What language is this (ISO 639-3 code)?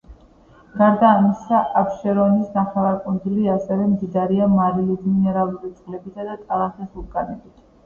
kat